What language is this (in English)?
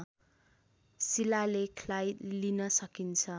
Nepali